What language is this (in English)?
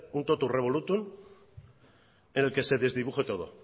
Spanish